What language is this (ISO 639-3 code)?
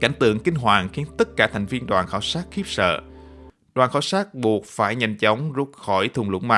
vie